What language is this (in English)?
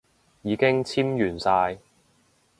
Cantonese